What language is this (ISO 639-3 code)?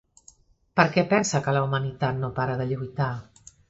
cat